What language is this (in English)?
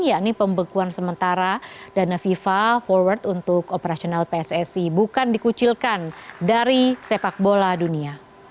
Indonesian